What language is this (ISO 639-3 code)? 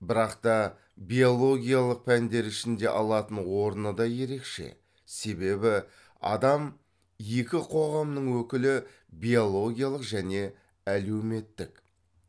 kaz